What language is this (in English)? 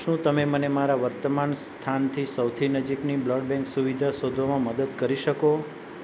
Gujarati